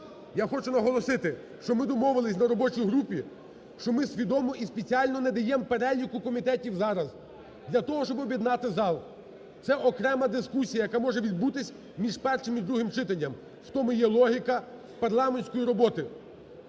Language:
Ukrainian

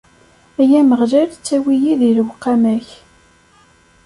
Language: Kabyle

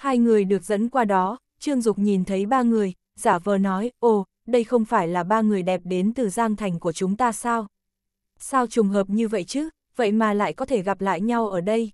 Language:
Vietnamese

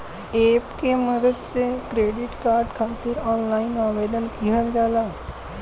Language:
Bhojpuri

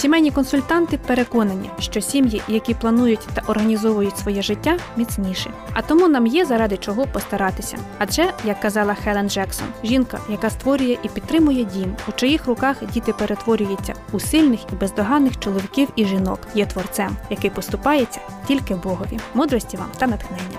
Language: Ukrainian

